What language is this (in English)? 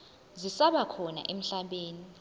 Zulu